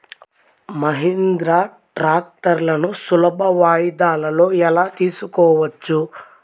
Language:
Telugu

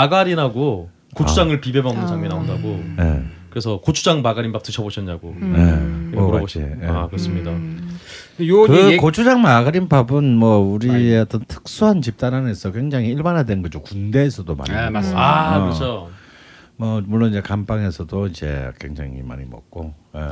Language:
Korean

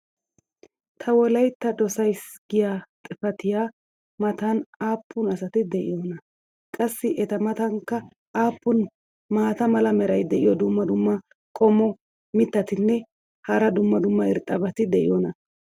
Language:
Wolaytta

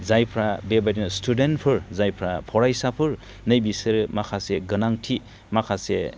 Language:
Bodo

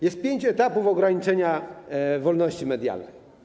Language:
Polish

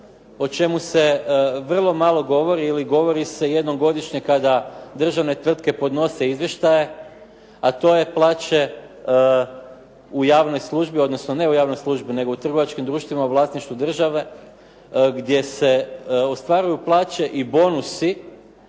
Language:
Croatian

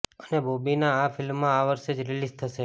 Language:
Gujarati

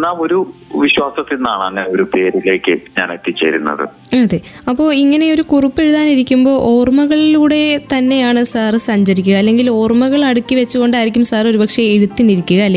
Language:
Malayalam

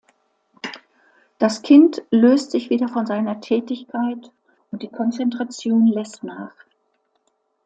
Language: German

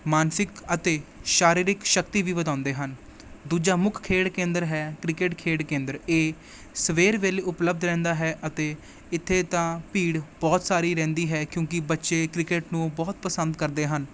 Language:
Punjabi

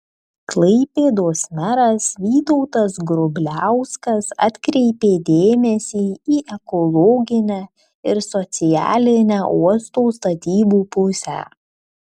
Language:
Lithuanian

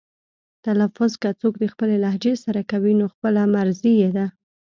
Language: Pashto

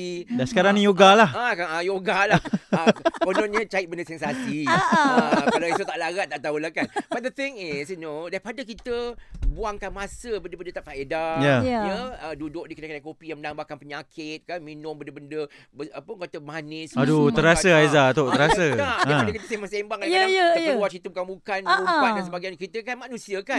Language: Malay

